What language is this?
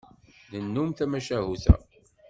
Kabyle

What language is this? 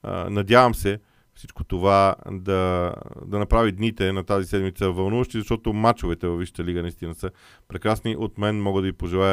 Bulgarian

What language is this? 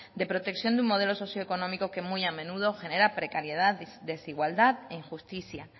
Spanish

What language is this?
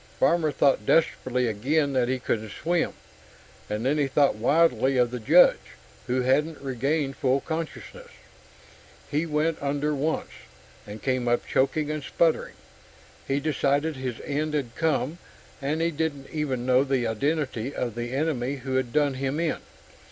English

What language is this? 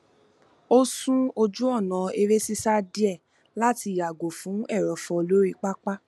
Yoruba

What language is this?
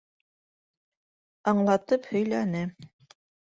Bashkir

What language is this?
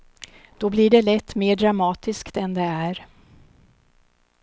Swedish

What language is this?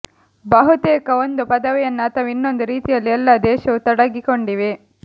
Kannada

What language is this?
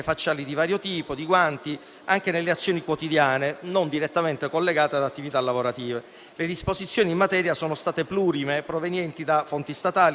Italian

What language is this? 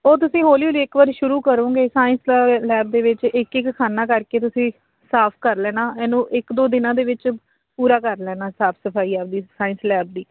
Punjabi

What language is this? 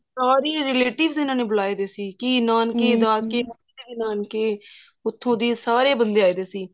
Punjabi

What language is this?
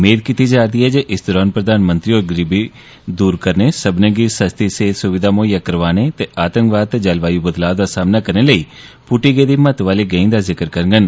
Dogri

